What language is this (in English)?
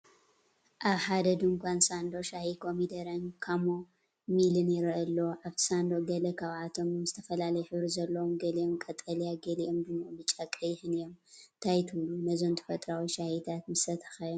Tigrinya